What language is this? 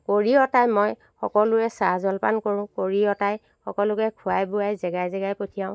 Assamese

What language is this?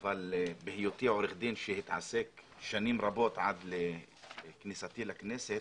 Hebrew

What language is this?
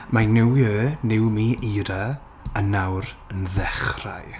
Welsh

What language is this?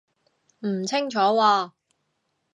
Cantonese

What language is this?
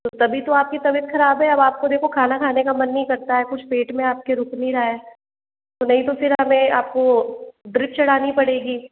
Hindi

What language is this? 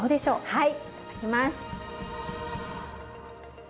Japanese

